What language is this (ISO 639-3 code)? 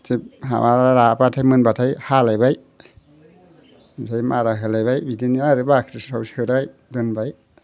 brx